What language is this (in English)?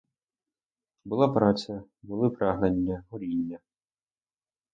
Ukrainian